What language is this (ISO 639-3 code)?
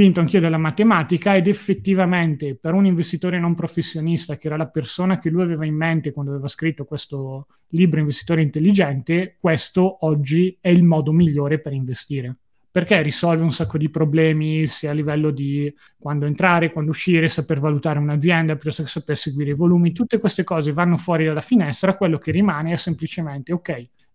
ita